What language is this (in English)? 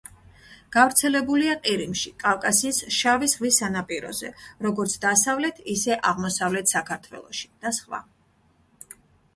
Georgian